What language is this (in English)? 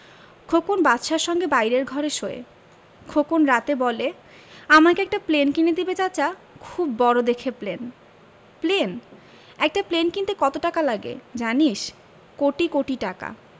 Bangla